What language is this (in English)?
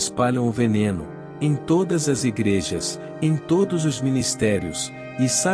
Portuguese